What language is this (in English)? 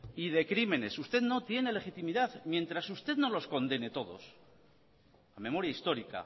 Spanish